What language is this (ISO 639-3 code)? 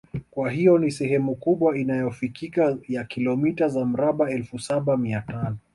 swa